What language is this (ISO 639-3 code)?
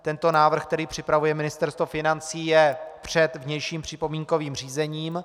ces